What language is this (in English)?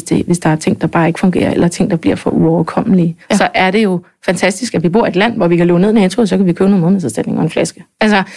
Danish